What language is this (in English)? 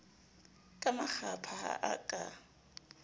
Southern Sotho